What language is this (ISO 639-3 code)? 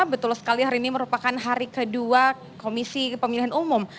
ind